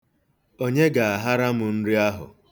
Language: Igbo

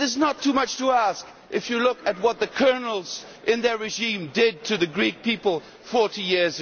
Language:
English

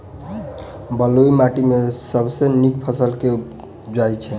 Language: Maithili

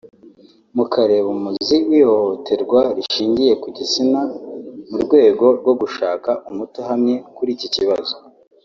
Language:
Kinyarwanda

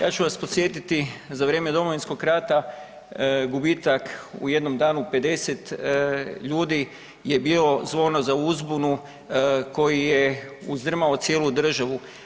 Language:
Croatian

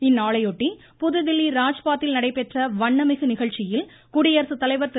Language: Tamil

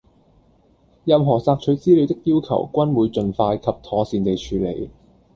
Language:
Cantonese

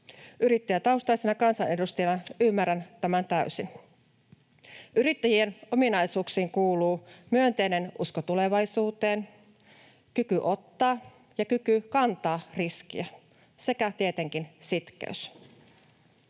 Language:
Finnish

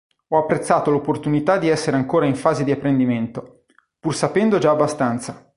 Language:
Italian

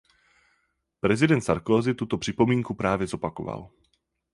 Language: Czech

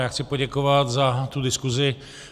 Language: Czech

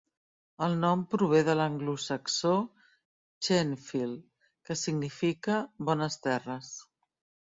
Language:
Catalan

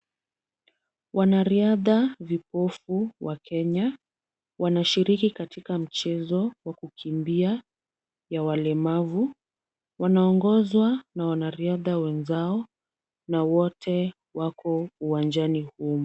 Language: Swahili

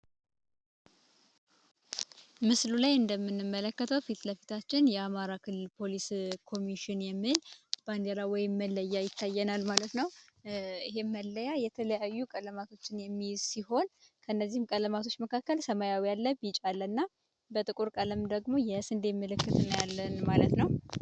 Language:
Amharic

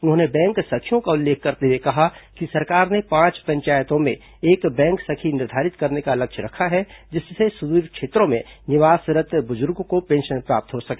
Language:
Hindi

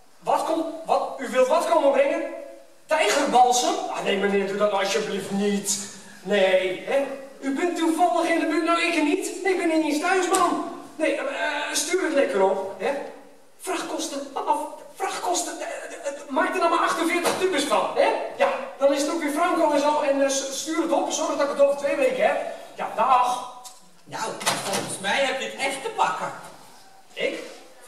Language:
Dutch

